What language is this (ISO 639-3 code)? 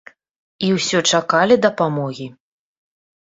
bel